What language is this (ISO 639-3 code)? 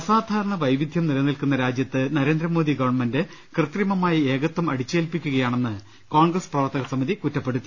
mal